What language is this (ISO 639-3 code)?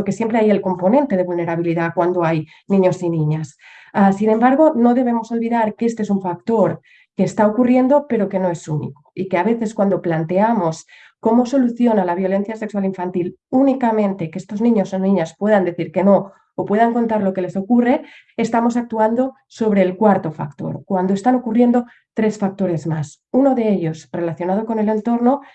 spa